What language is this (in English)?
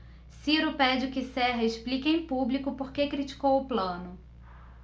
Portuguese